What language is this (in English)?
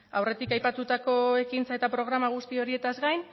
Basque